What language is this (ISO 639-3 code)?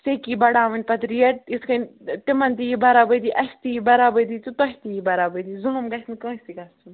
kas